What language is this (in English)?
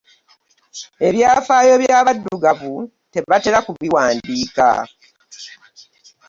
Ganda